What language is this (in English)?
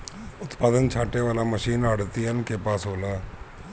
Bhojpuri